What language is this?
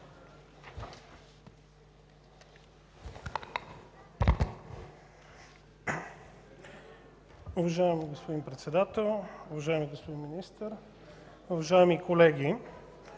Bulgarian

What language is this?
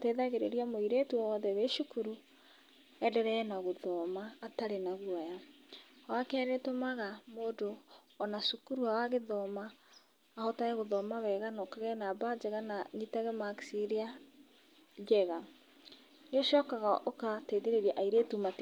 Kikuyu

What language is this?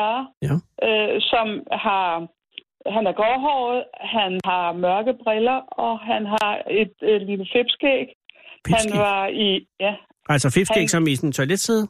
Danish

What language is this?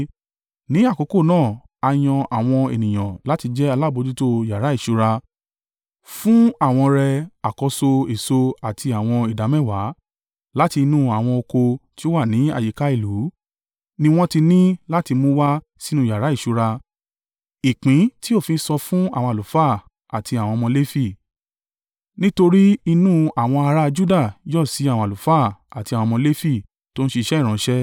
Yoruba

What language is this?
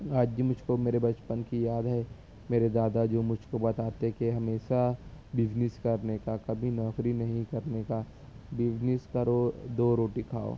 Urdu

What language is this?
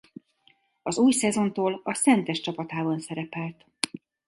Hungarian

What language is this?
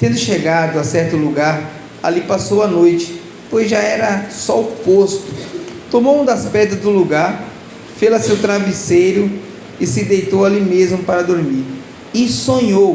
Portuguese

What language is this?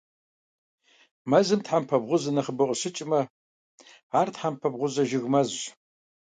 Kabardian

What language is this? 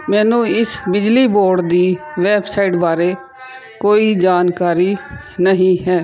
Punjabi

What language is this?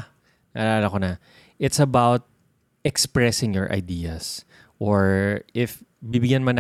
Filipino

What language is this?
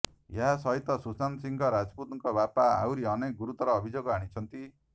Odia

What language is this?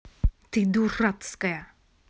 Russian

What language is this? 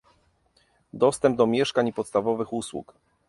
Polish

